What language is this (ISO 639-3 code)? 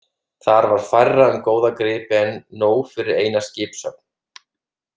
isl